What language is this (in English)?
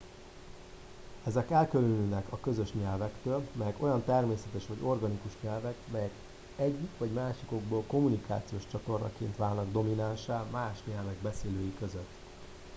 Hungarian